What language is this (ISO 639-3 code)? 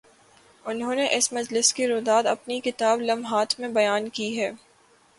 urd